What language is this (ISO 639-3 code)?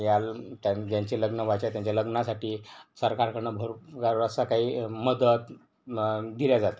mar